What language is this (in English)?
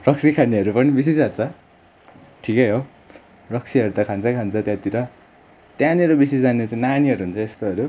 Nepali